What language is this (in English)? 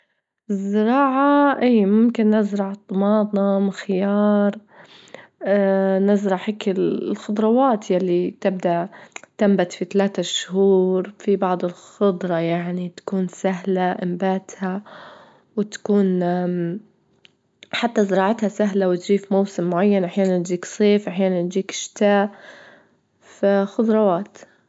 Libyan Arabic